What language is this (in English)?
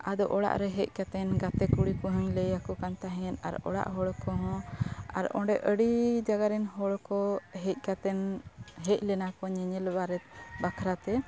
Santali